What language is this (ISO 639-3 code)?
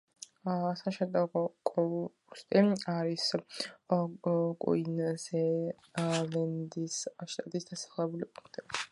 kat